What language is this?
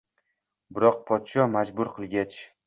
Uzbek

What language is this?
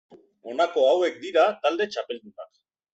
Basque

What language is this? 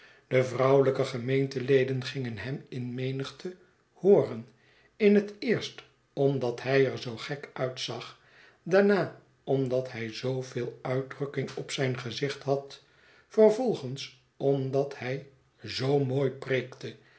Dutch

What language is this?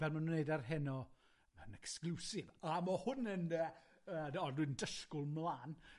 Welsh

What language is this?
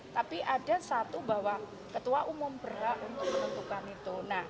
Indonesian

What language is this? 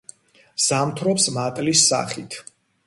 Georgian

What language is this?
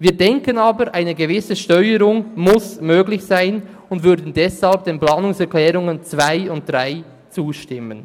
Swiss German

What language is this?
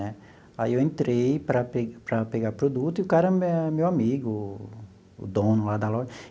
Portuguese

